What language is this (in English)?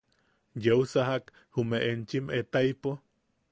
Yaqui